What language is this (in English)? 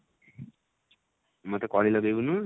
Odia